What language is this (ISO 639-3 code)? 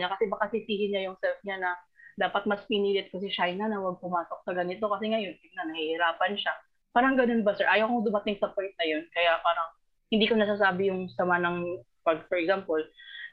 fil